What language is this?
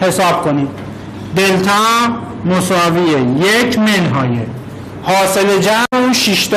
Persian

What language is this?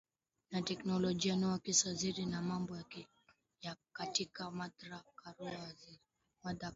Swahili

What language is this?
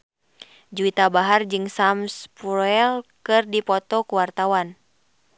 Sundanese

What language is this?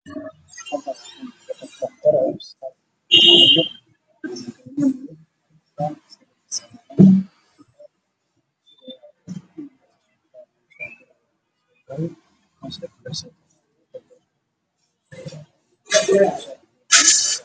Somali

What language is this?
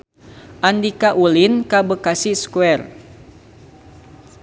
Sundanese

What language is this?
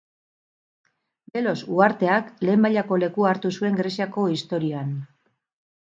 Basque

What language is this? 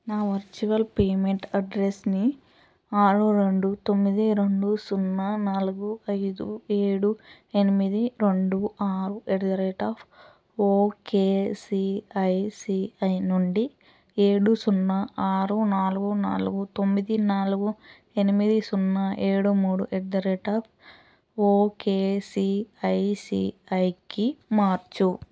Telugu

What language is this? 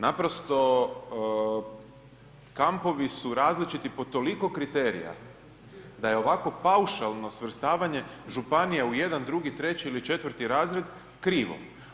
Croatian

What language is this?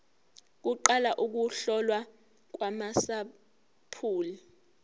Zulu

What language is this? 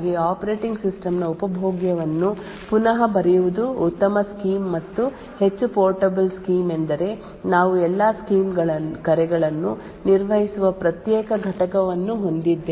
Kannada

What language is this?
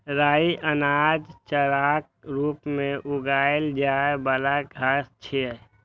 Maithili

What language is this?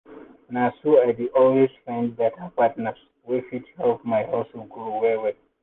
Nigerian Pidgin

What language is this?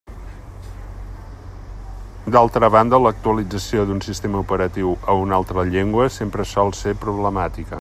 Catalan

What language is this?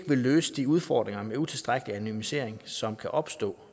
Danish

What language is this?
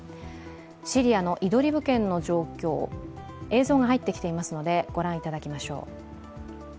Japanese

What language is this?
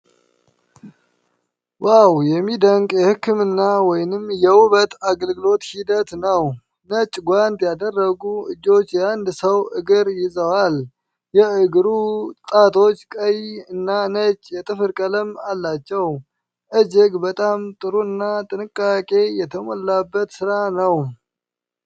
Amharic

